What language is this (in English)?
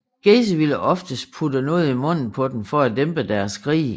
Danish